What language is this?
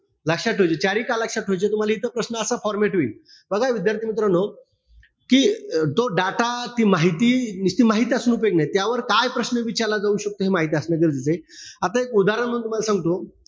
Marathi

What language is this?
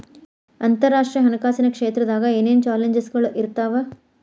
Kannada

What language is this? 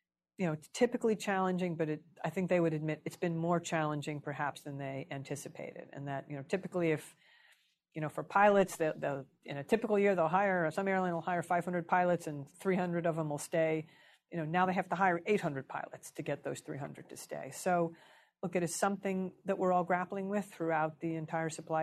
English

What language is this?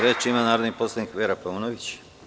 Serbian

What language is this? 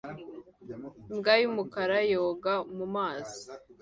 Kinyarwanda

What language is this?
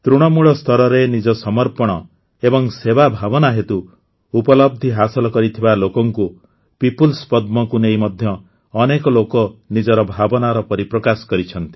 Odia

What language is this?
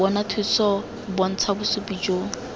Tswana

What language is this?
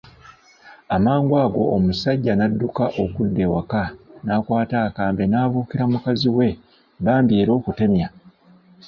Ganda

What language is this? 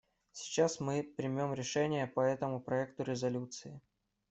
Russian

